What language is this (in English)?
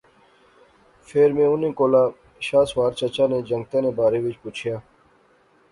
Pahari-Potwari